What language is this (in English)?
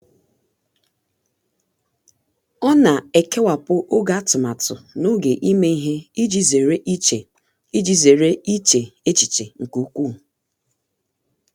Igbo